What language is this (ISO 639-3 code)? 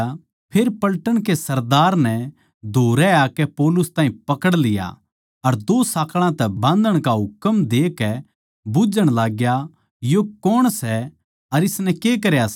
bgc